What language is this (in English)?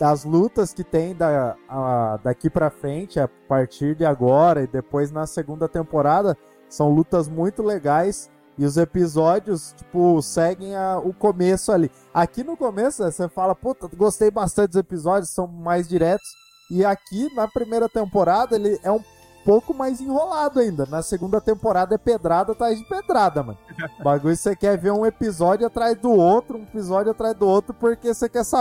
Portuguese